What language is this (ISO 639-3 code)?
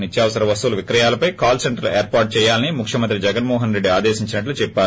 tel